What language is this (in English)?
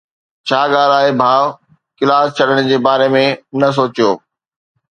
Sindhi